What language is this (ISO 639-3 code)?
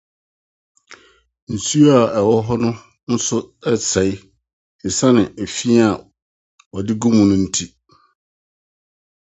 aka